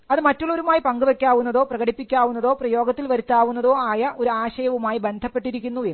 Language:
Malayalam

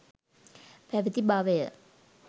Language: Sinhala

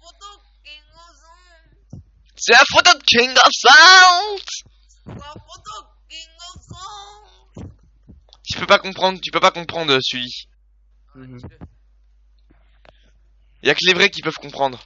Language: French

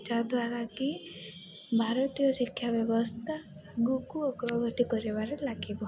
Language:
Odia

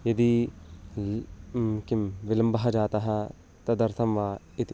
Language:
Sanskrit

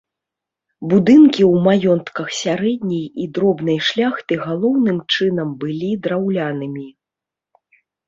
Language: Belarusian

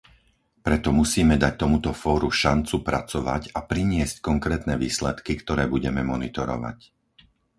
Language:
Slovak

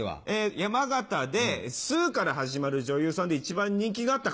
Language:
Japanese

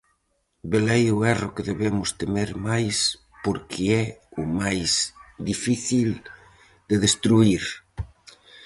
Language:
Galician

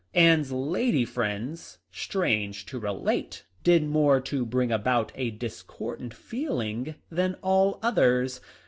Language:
English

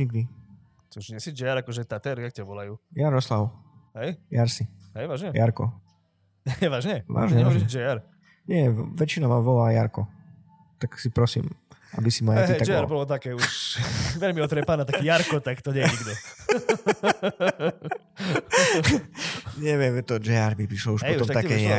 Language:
Slovak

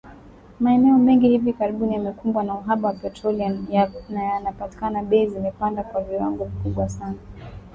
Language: Swahili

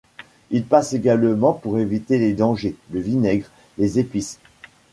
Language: French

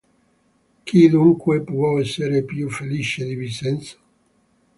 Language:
Italian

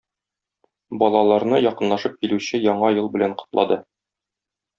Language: Tatar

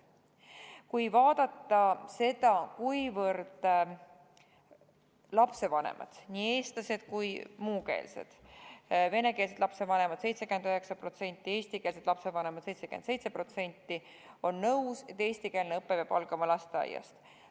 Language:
Estonian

